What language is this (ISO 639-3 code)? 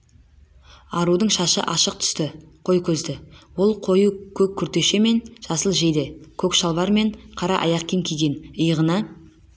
kaz